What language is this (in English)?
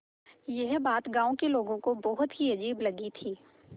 Hindi